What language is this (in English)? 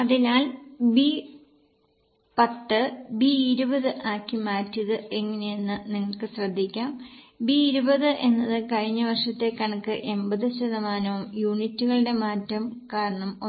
Malayalam